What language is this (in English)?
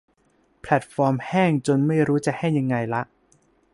Thai